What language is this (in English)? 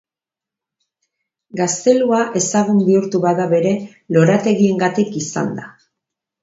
Basque